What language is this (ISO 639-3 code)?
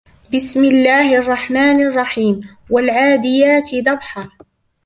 ara